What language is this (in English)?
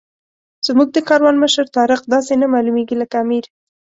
Pashto